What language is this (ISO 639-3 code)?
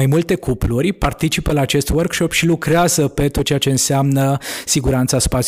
ron